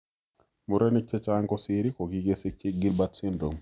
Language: Kalenjin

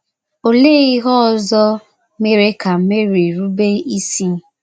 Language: Igbo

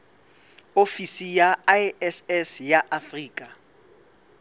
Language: Southern Sotho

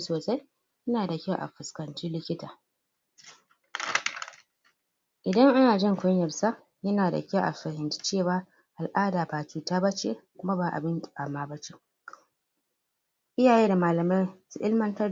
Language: Hausa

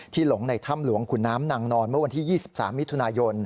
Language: Thai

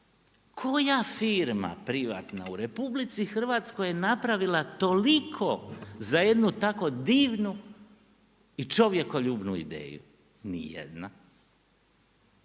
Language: Croatian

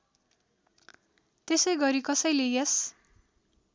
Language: Nepali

